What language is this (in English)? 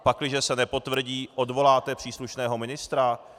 Czech